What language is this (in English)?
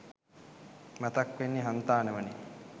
Sinhala